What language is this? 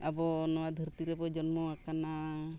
Santali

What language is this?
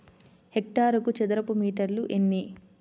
Telugu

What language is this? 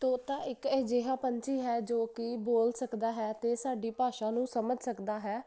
Punjabi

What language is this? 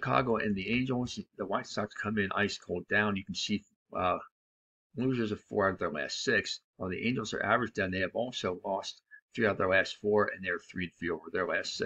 English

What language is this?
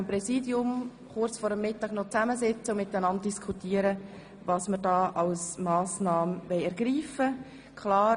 Swiss German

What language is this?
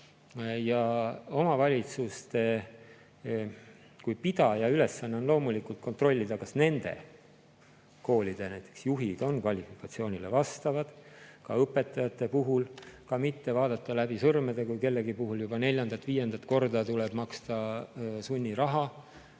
Estonian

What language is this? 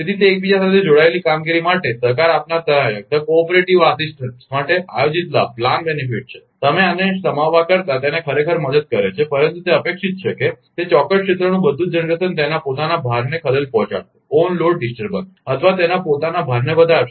Gujarati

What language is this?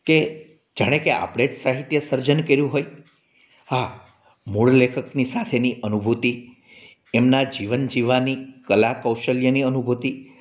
Gujarati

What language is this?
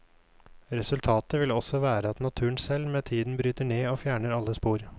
Norwegian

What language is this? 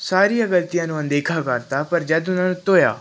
Punjabi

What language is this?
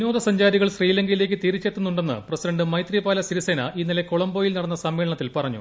Malayalam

